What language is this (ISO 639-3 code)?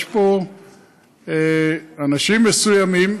heb